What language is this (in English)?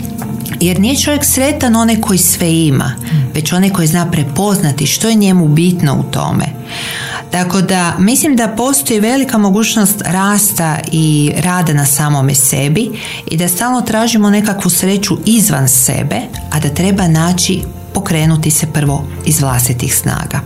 Croatian